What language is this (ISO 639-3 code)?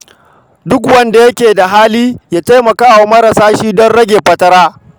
hau